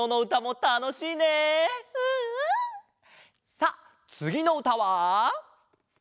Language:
Japanese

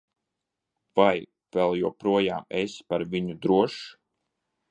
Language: Latvian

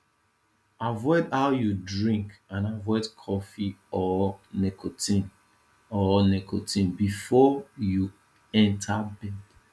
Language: Nigerian Pidgin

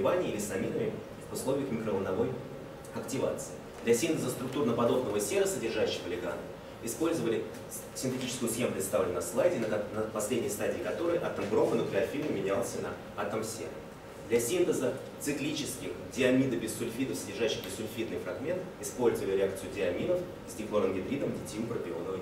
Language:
Russian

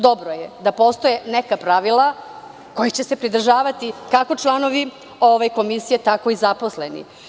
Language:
Serbian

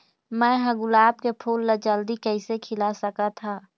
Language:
Chhattisgarhi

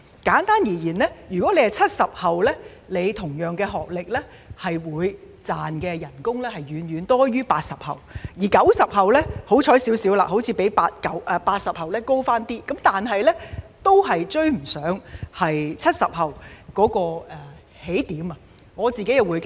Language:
Cantonese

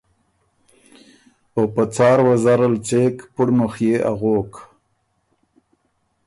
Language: Ormuri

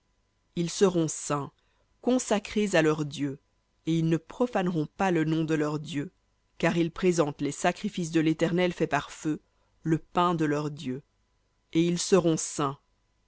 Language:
French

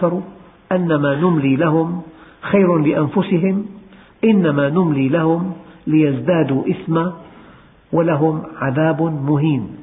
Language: Arabic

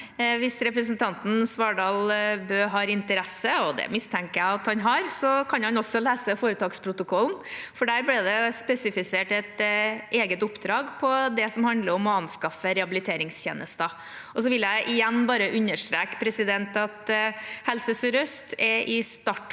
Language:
Norwegian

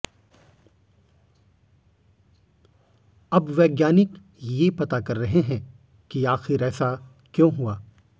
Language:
Hindi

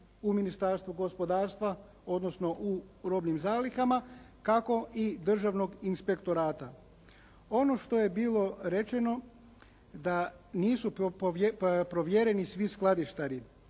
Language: Croatian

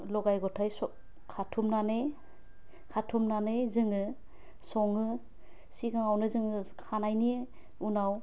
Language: Bodo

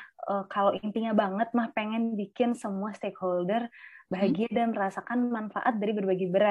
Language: Indonesian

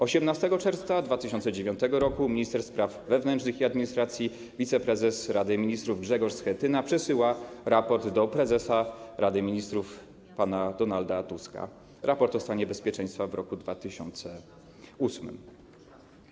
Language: Polish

